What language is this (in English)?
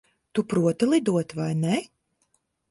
Latvian